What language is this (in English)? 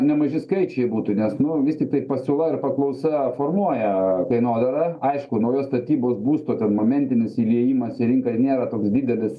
Lithuanian